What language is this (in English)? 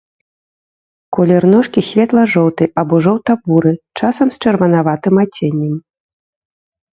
Belarusian